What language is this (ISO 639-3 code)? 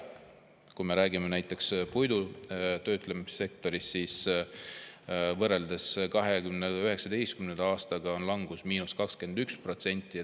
est